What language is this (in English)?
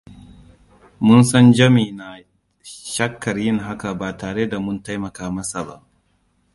Hausa